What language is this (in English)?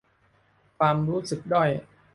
Thai